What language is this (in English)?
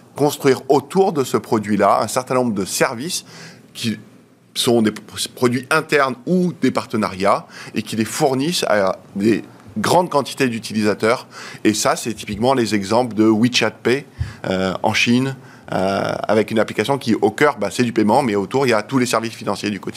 French